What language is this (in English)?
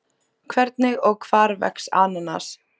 Icelandic